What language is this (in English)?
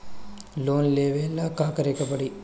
Bhojpuri